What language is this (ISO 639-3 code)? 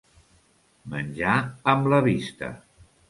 cat